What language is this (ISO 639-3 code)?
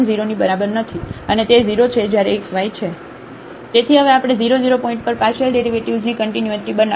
guj